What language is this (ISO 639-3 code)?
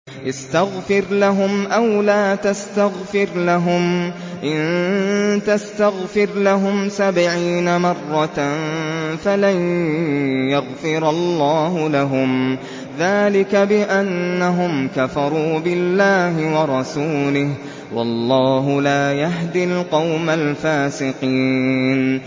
ara